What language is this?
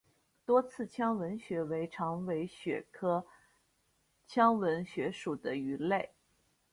Chinese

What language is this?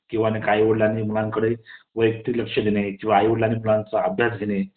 Marathi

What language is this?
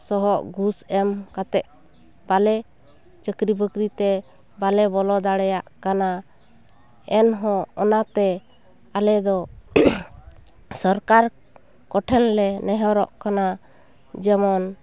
Santali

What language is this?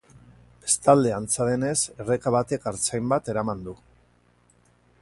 Basque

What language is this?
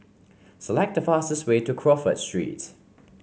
English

